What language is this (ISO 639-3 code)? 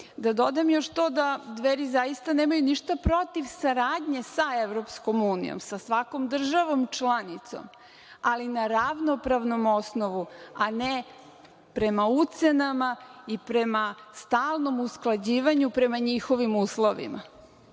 srp